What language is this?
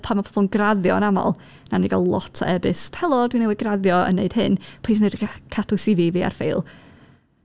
Welsh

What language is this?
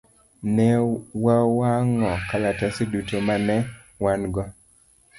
Luo (Kenya and Tanzania)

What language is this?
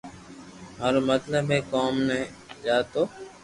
Loarki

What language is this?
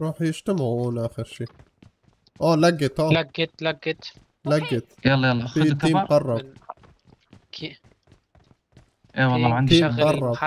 Arabic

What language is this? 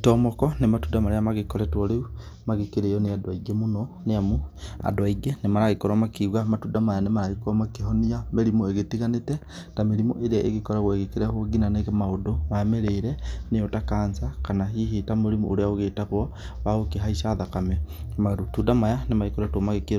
Kikuyu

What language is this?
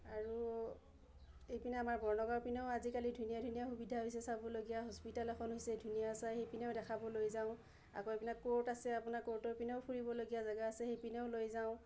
Assamese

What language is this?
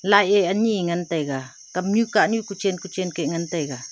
Wancho Naga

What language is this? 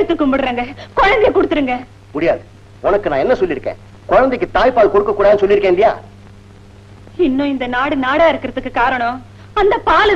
Tamil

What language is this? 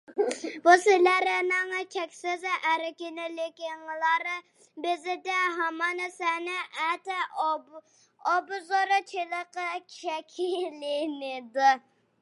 Uyghur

